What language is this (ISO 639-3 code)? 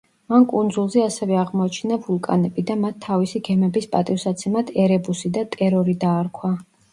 kat